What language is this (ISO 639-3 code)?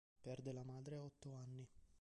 ita